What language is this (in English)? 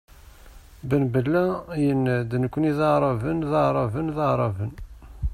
Kabyle